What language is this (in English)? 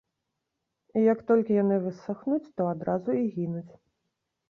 Belarusian